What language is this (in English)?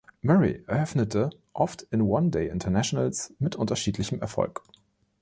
German